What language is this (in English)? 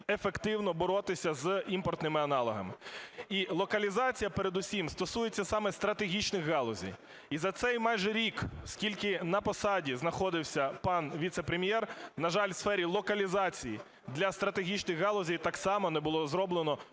Ukrainian